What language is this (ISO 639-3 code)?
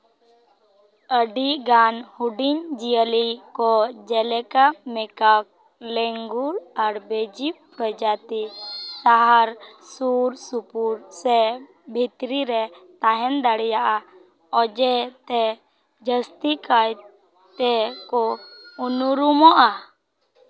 sat